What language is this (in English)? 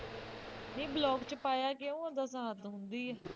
Punjabi